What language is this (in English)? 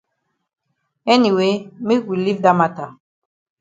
Cameroon Pidgin